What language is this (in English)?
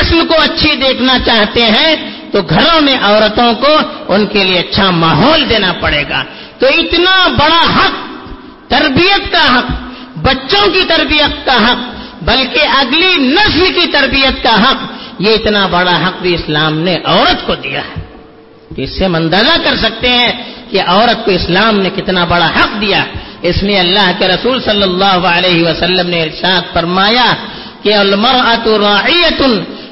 Urdu